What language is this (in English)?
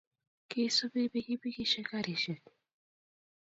Kalenjin